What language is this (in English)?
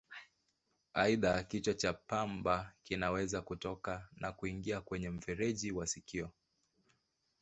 Swahili